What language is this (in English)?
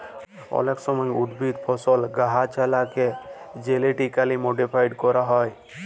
Bangla